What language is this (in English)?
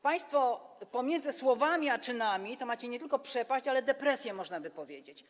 Polish